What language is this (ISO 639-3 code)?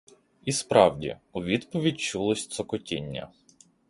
ukr